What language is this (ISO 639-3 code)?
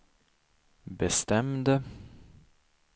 swe